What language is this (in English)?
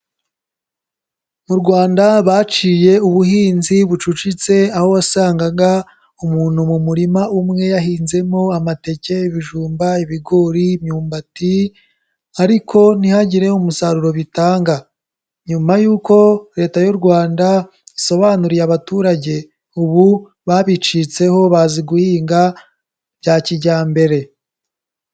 Kinyarwanda